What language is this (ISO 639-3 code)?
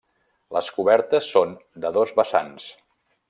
cat